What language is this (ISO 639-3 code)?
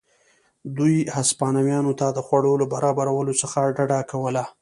pus